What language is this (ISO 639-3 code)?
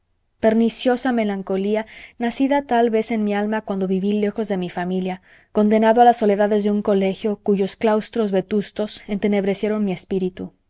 spa